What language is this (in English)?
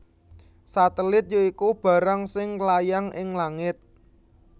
Javanese